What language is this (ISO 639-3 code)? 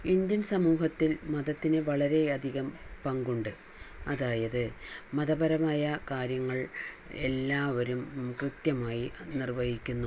mal